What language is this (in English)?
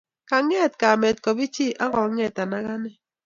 Kalenjin